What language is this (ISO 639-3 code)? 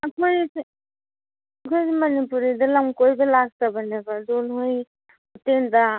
mni